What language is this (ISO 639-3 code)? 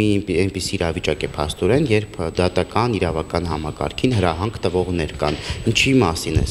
ron